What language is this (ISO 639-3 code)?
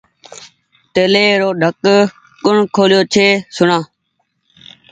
gig